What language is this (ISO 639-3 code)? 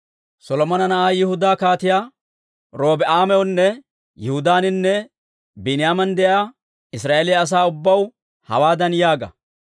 dwr